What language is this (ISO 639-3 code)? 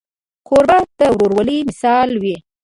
pus